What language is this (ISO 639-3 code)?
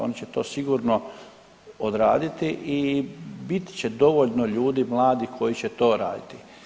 hrv